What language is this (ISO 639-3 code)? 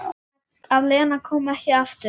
isl